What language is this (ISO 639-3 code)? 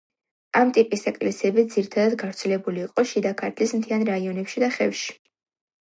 kat